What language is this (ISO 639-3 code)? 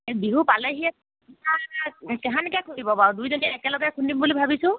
asm